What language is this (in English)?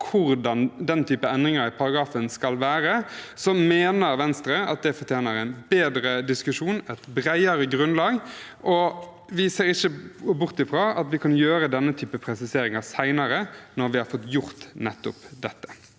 Norwegian